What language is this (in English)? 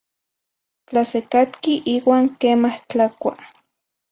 Zacatlán-Ahuacatlán-Tepetzintla Nahuatl